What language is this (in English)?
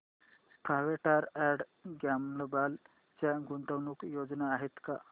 Marathi